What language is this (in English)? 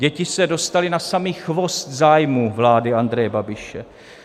Czech